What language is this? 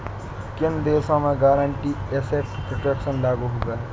Hindi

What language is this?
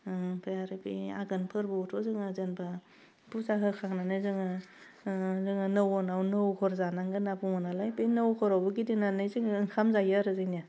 Bodo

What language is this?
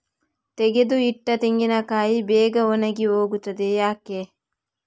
Kannada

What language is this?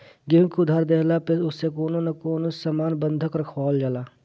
Bhojpuri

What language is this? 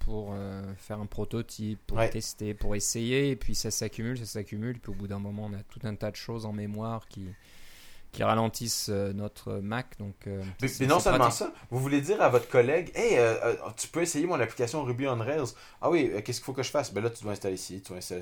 French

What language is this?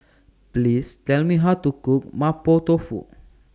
English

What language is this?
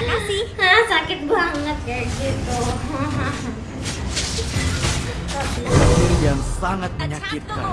Indonesian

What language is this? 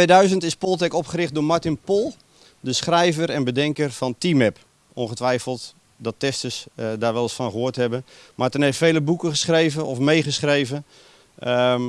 Dutch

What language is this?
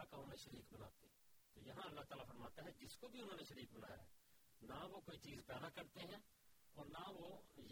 Urdu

